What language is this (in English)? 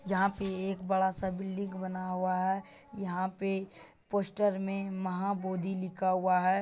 Magahi